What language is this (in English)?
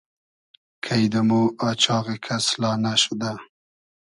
Hazaragi